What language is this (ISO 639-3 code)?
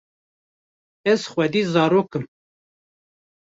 kur